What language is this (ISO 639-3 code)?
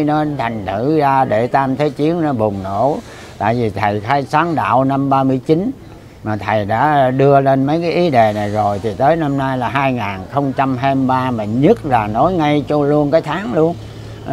vie